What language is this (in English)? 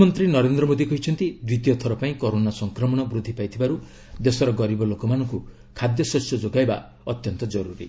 Odia